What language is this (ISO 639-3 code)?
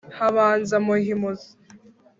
kin